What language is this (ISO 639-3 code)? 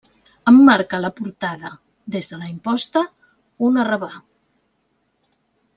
cat